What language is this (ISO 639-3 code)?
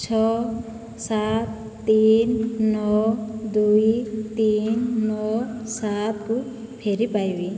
ori